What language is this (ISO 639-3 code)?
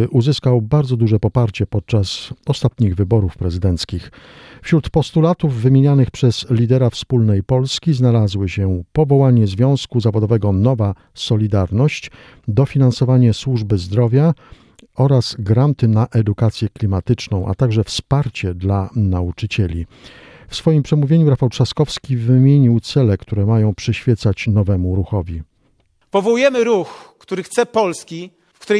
pol